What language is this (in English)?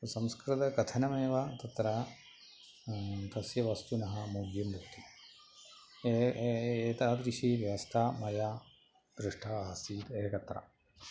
Sanskrit